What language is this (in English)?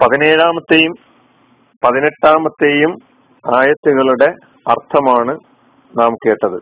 Malayalam